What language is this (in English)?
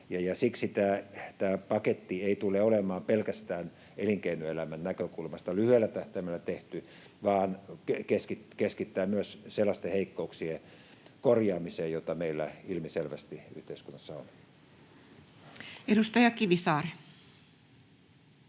Finnish